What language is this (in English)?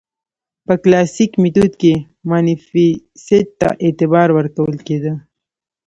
Pashto